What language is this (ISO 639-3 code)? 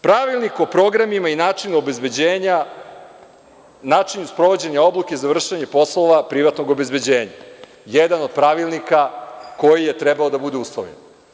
srp